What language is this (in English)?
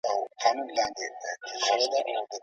Pashto